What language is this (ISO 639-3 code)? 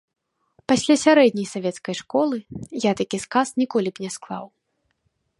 bel